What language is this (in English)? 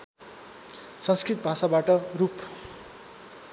Nepali